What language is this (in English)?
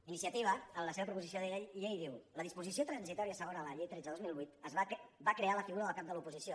Catalan